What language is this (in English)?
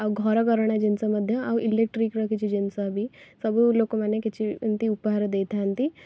Odia